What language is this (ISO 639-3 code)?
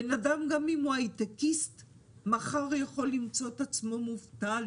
heb